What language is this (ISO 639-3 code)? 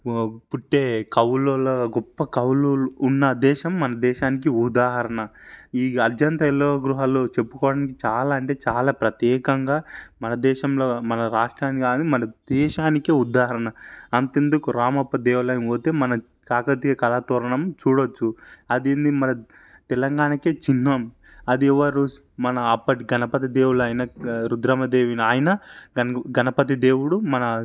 tel